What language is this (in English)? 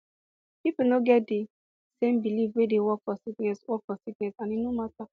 Nigerian Pidgin